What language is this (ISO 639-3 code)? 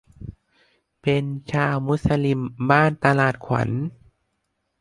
tha